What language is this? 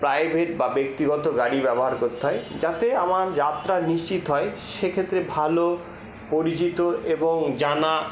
Bangla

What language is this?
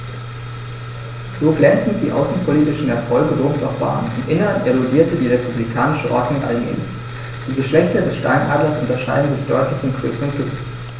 German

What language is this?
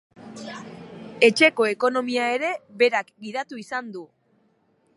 Basque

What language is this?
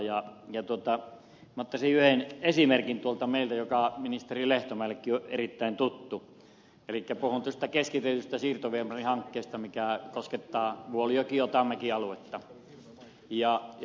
Finnish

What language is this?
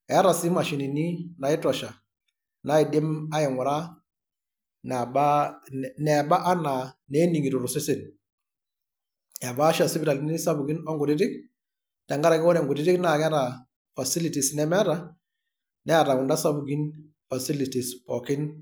Masai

